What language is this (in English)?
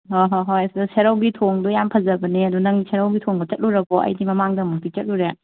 Manipuri